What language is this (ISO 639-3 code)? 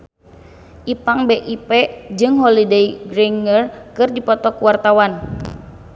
sun